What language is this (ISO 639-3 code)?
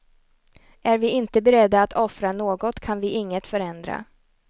swe